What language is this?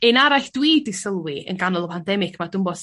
Welsh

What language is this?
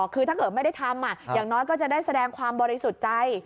Thai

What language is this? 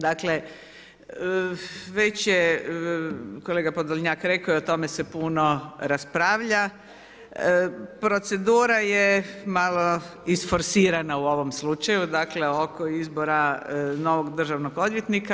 Croatian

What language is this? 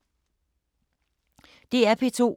Danish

